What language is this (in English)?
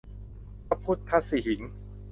Thai